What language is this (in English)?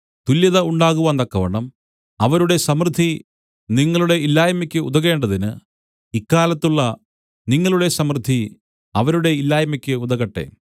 Malayalam